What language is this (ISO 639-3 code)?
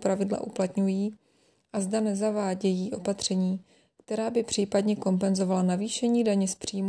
ces